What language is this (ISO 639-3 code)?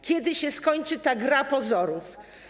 pol